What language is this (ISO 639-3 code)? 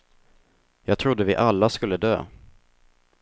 swe